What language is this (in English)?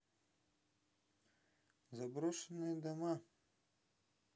Russian